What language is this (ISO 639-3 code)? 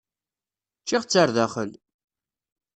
kab